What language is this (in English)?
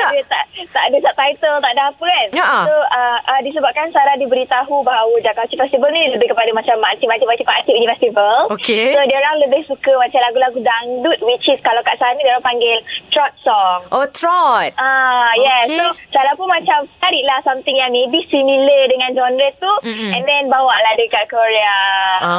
Malay